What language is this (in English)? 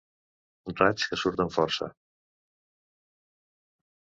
Catalan